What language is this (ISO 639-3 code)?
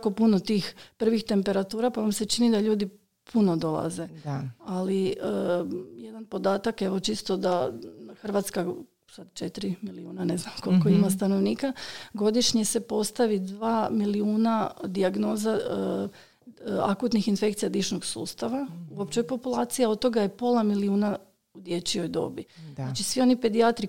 hrv